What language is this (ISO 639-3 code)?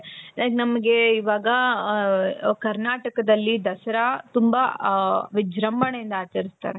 kan